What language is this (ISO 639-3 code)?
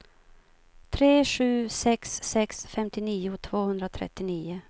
swe